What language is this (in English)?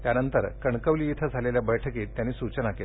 Marathi